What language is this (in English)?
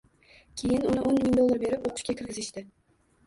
Uzbek